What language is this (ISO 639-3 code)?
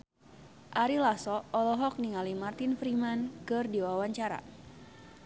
sun